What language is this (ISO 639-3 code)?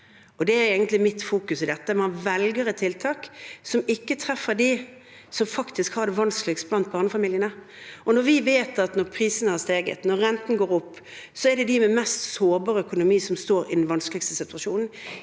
nor